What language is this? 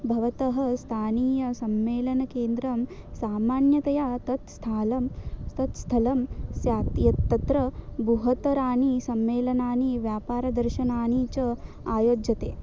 Sanskrit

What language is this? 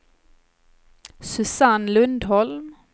Swedish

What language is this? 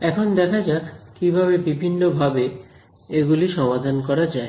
Bangla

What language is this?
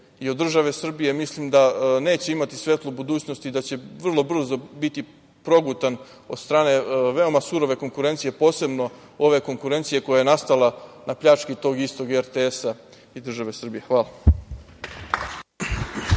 Serbian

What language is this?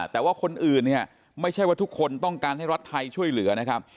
Thai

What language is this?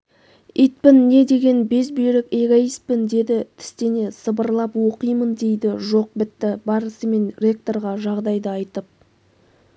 Kazakh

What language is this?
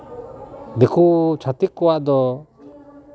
Santali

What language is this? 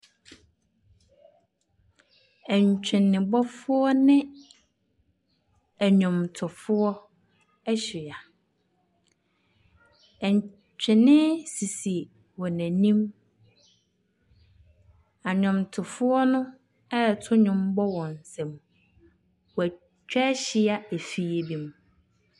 Akan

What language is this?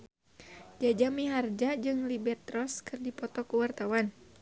Sundanese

